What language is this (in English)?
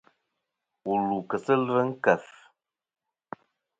Kom